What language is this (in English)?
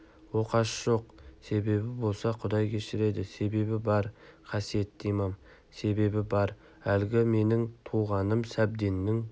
Kazakh